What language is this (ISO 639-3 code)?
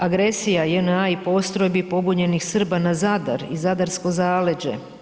hrv